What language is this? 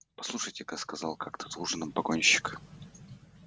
Russian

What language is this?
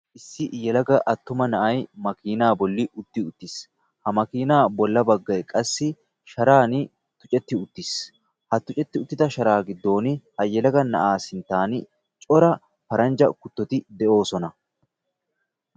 Wolaytta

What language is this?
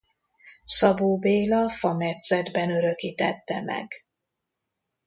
Hungarian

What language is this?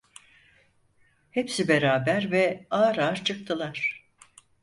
Turkish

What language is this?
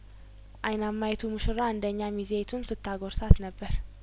Amharic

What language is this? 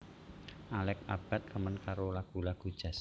Javanese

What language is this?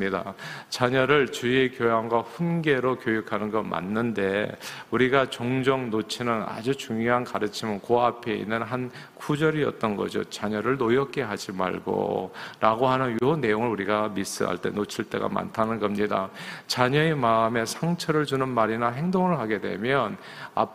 Korean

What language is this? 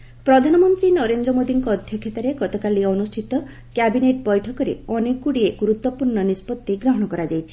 Odia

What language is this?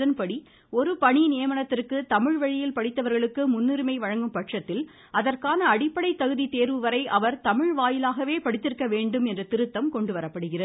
Tamil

